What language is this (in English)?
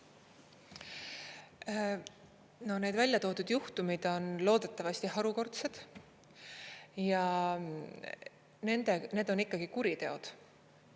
Estonian